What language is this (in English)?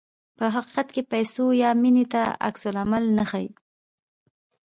Pashto